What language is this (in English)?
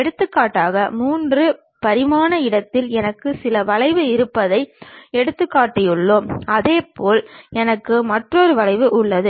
Tamil